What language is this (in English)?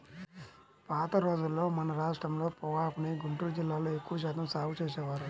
Telugu